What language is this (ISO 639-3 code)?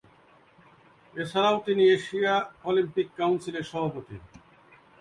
ben